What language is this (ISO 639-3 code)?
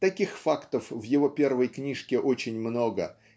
rus